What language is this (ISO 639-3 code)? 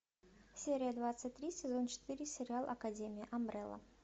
rus